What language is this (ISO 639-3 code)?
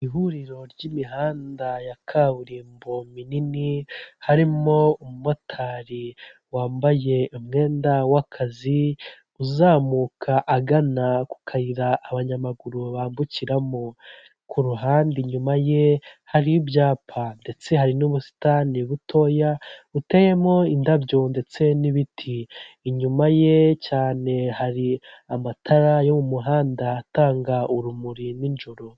kin